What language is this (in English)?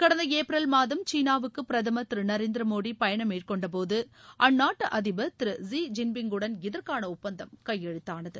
Tamil